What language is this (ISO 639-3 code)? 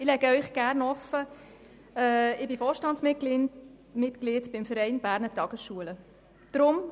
gsw